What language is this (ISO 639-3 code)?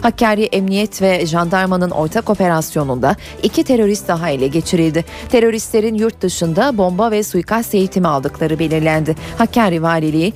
tur